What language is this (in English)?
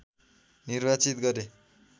Nepali